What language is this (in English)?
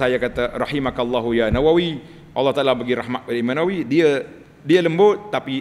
Malay